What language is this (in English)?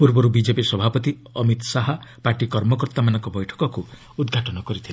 Odia